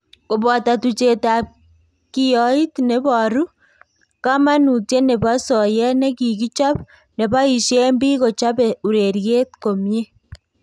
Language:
Kalenjin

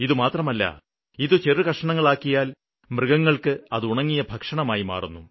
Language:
Malayalam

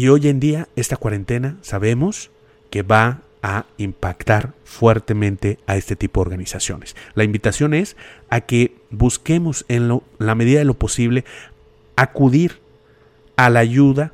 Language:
Spanish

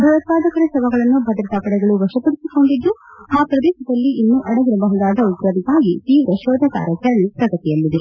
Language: Kannada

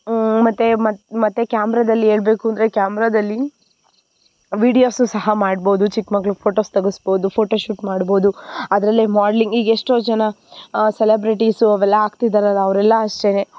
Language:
Kannada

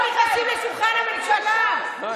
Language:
Hebrew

